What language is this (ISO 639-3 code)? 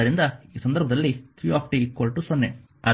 kan